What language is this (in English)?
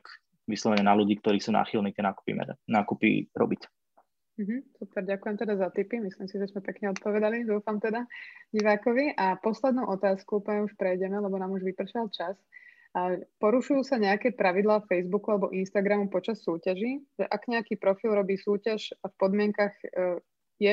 Slovak